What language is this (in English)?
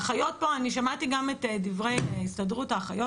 Hebrew